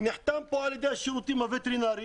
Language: Hebrew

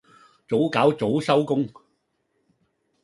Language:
Cantonese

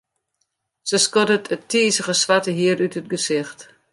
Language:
Western Frisian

